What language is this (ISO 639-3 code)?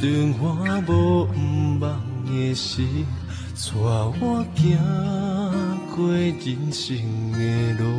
zho